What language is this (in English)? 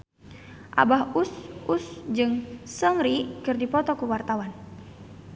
Sundanese